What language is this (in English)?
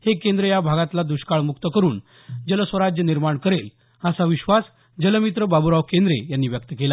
Marathi